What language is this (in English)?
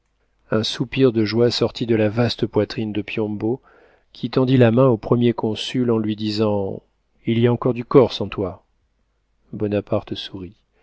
French